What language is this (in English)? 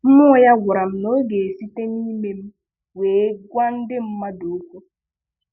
Igbo